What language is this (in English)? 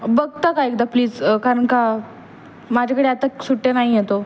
Marathi